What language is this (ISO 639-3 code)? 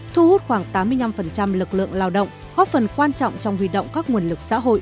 vie